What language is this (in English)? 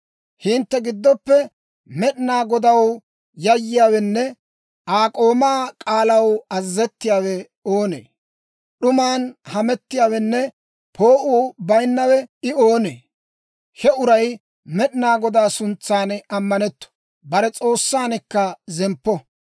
Dawro